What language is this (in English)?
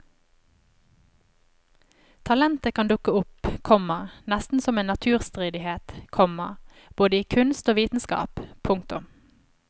Norwegian